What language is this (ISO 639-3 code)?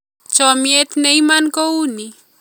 kln